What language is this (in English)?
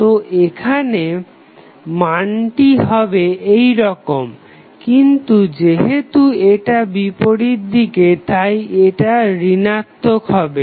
Bangla